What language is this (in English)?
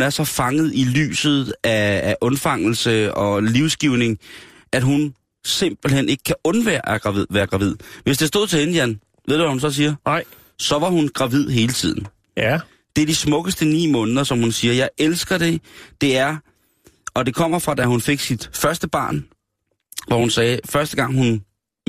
Danish